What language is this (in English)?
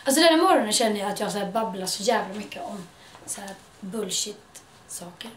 Swedish